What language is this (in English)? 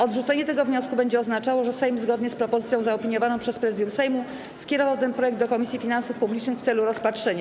Polish